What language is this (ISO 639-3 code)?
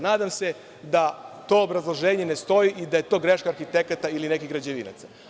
srp